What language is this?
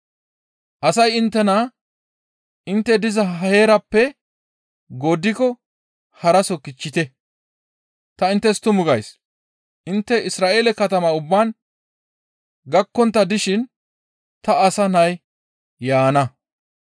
Gamo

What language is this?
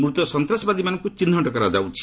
Odia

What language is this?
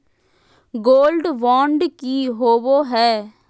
Magahi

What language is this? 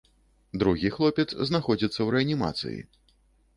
Belarusian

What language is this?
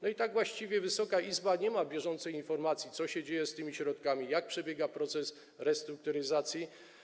Polish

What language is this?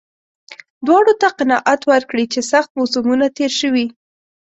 Pashto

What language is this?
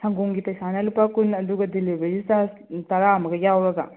Manipuri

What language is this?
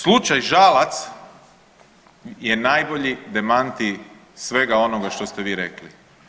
Croatian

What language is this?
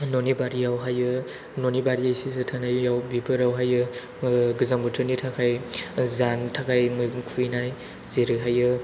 Bodo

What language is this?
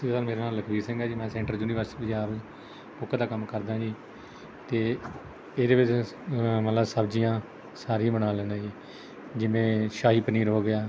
Punjabi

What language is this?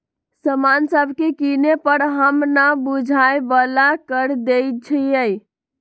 Magahi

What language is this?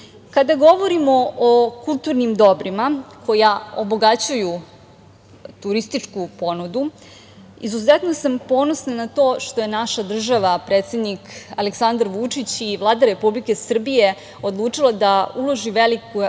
Serbian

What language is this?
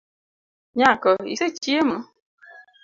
Luo (Kenya and Tanzania)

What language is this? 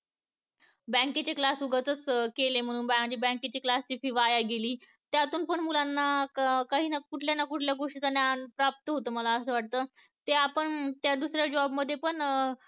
Marathi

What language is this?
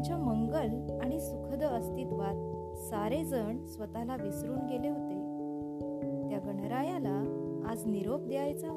Marathi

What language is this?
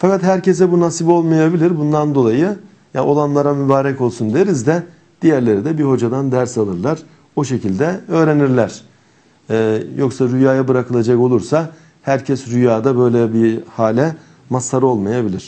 Turkish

